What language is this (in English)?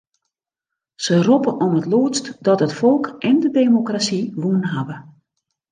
Western Frisian